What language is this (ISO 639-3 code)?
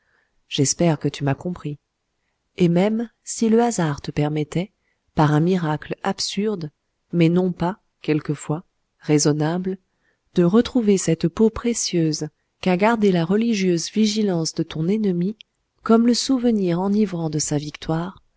fra